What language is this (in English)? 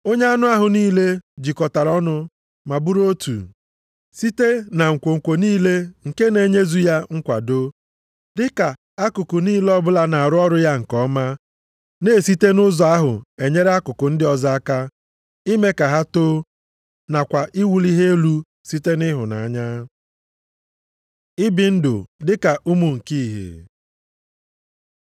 Igbo